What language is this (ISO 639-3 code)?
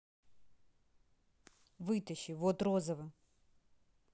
rus